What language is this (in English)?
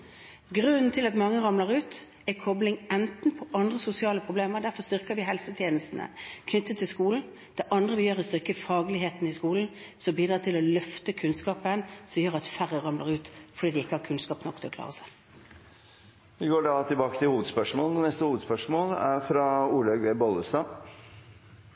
Norwegian